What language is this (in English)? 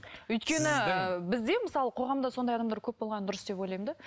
Kazakh